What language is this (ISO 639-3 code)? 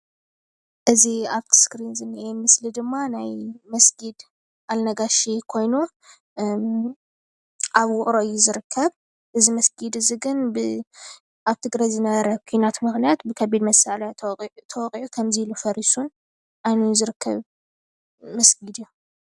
tir